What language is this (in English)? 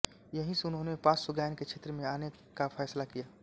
Hindi